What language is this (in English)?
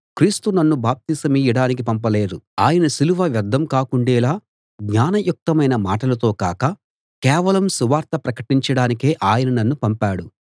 Telugu